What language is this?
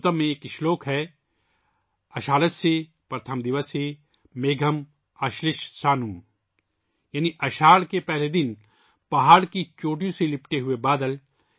Urdu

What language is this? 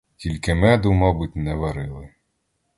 Ukrainian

